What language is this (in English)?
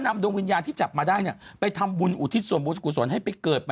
Thai